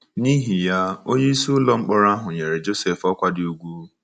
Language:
Igbo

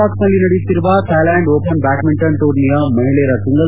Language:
Kannada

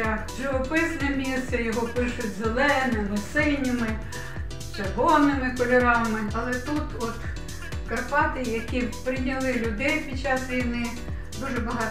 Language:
Ukrainian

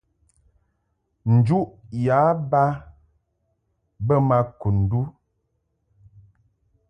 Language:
Mungaka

